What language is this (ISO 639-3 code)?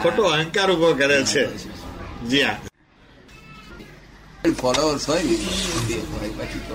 guj